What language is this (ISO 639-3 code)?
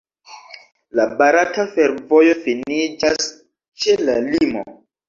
epo